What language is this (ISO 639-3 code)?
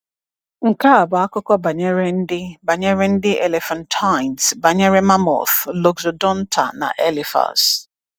ibo